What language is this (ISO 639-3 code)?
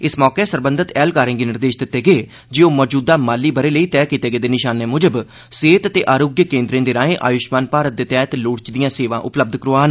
doi